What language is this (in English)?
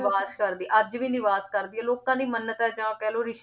Punjabi